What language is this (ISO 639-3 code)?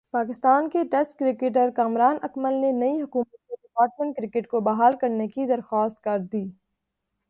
urd